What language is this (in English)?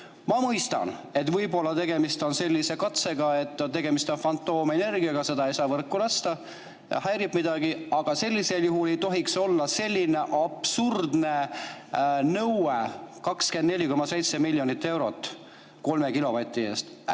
Estonian